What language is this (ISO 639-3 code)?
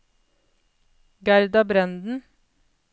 nor